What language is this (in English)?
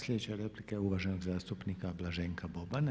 Croatian